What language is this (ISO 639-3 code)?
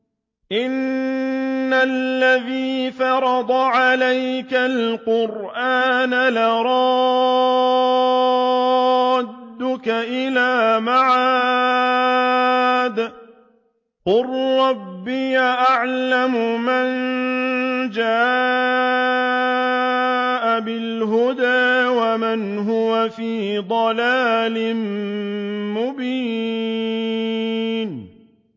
ara